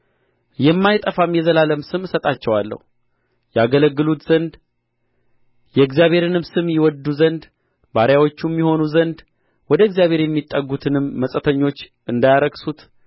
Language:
Amharic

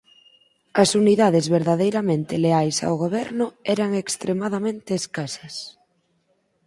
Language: Galician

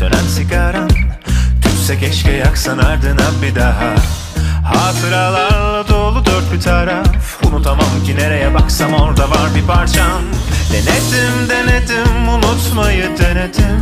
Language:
Turkish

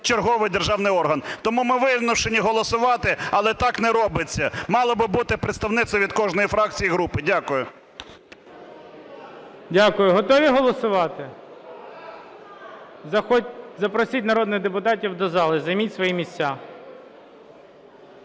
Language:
Ukrainian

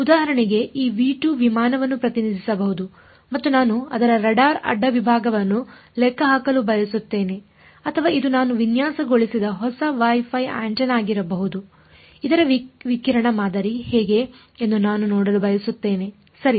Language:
Kannada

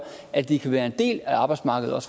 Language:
Danish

